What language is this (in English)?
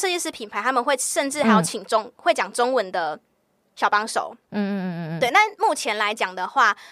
Chinese